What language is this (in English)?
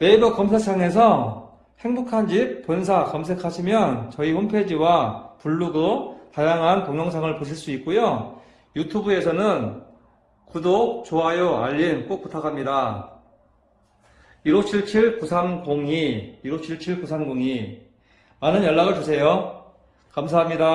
Korean